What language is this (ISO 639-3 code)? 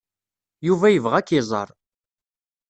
kab